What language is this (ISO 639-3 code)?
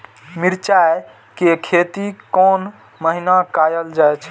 mai